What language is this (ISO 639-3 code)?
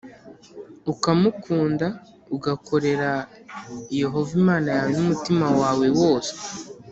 kin